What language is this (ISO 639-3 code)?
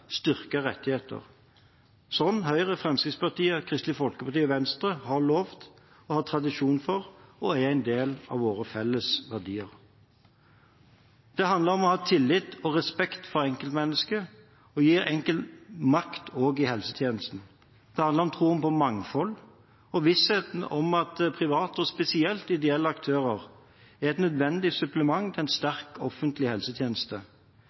nob